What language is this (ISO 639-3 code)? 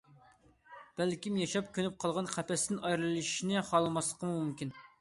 uig